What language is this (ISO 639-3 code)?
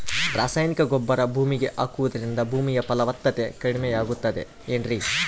kan